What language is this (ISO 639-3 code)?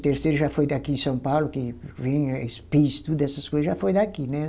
por